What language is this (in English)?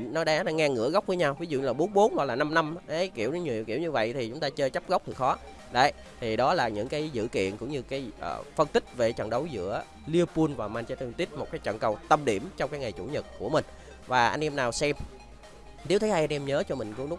Vietnamese